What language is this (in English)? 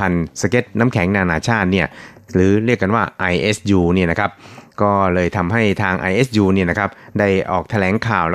Thai